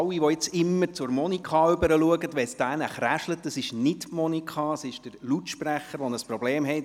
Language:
Swiss German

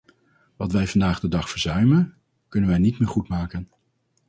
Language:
Dutch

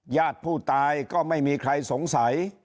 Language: Thai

